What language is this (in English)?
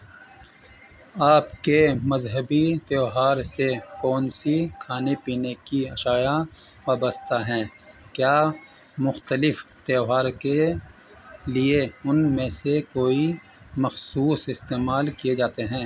Urdu